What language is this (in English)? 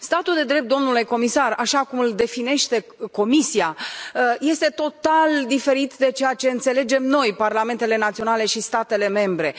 Romanian